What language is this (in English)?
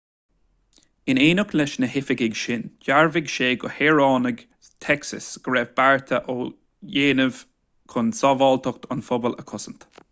Irish